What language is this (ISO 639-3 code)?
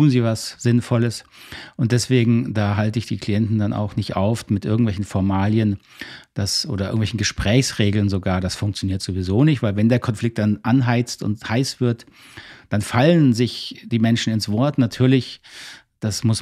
deu